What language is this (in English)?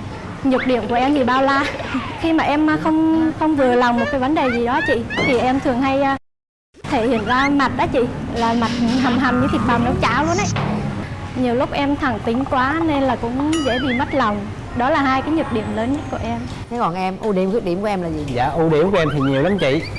Vietnamese